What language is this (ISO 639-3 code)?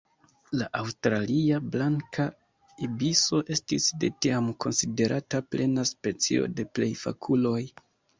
epo